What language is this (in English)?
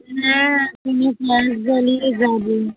Bangla